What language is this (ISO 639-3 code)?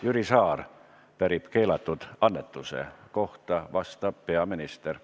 est